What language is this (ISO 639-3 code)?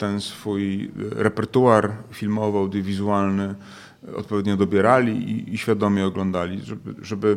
pol